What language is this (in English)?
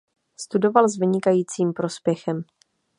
Czech